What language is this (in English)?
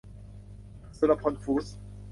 Thai